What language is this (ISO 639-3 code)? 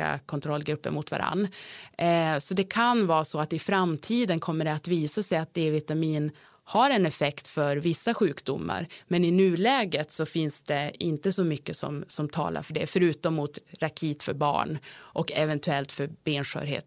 swe